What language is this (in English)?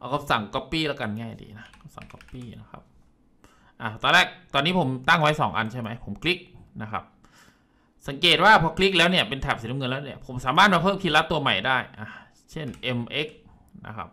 Thai